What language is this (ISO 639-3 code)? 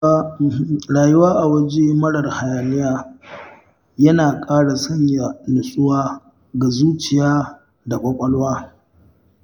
hau